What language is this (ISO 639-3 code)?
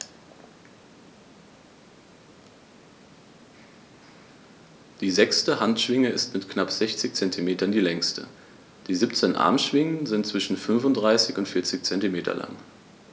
deu